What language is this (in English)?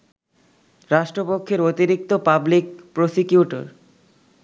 Bangla